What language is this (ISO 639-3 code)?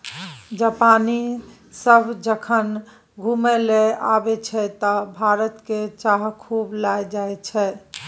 mai